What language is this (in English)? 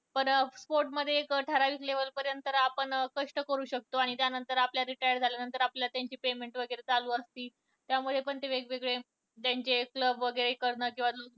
Marathi